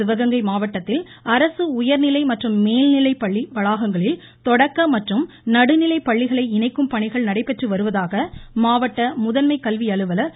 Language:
Tamil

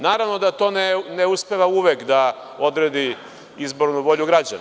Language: Serbian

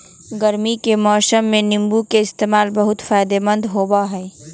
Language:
Magahi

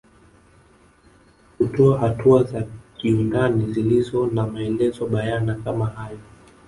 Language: Swahili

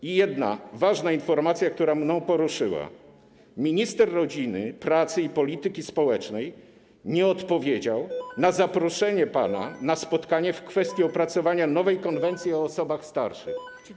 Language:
Polish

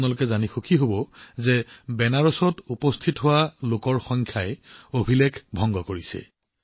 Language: Assamese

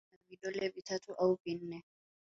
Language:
Swahili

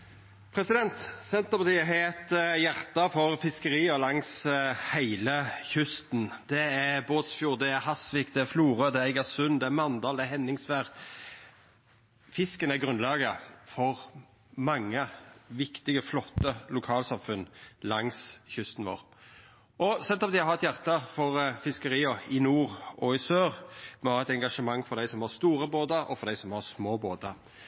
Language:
Norwegian Nynorsk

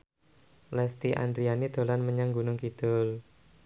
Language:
Javanese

